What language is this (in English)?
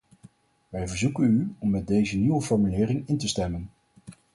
Dutch